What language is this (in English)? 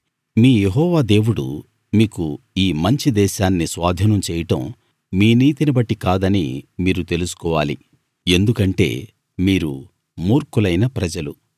Telugu